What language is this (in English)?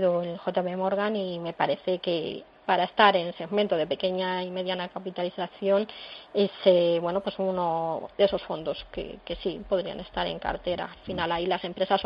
Spanish